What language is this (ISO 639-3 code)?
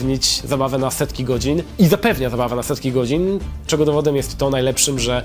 pol